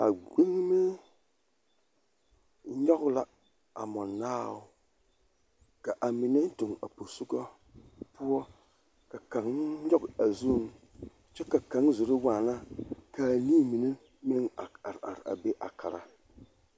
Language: Southern Dagaare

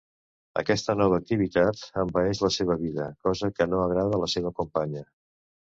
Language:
Catalan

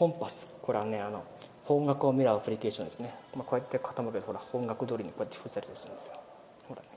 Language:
Japanese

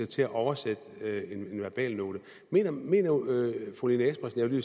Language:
Danish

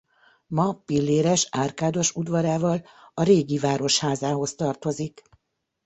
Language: Hungarian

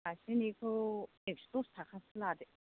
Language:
Bodo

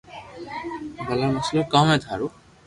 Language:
Loarki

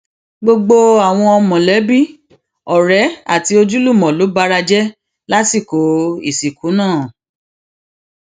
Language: Yoruba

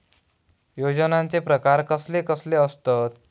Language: Marathi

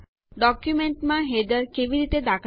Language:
Gujarati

